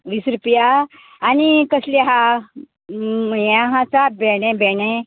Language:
Konkani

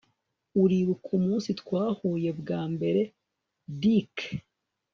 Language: Kinyarwanda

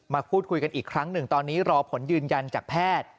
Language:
Thai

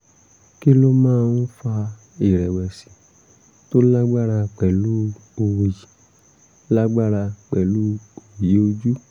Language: Yoruba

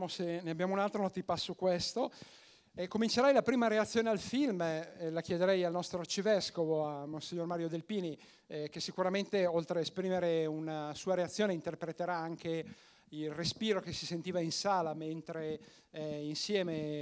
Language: Italian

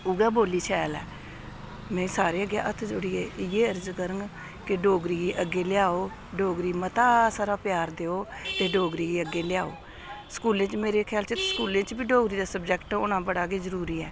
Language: Dogri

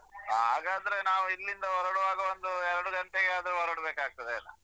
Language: Kannada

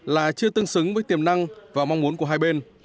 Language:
Vietnamese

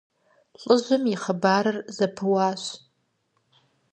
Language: Kabardian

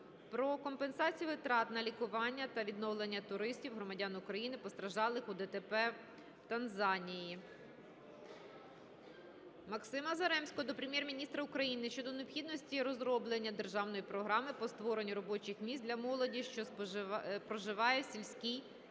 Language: Ukrainian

